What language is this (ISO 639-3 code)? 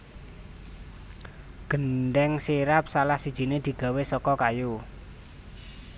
jav